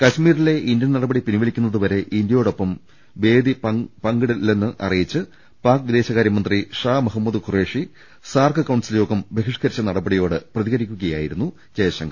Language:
Malayalam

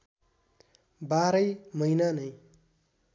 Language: Nepali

